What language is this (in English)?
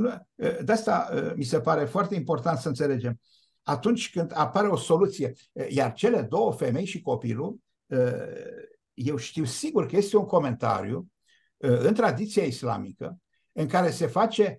Romanian